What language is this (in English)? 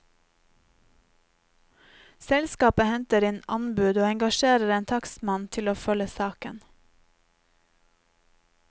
Norwegian